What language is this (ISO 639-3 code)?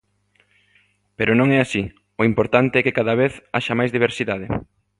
glg